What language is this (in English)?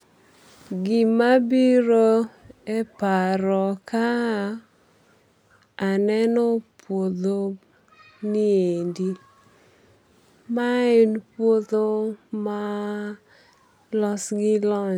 Luo (Kenya and Tanzania)